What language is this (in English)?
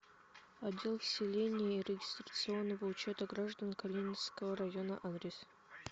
Russian